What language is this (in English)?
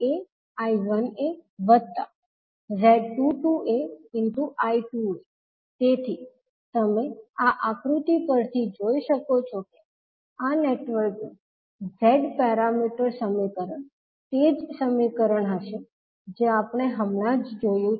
Gujarati